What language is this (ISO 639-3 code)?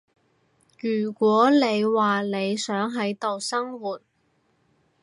yue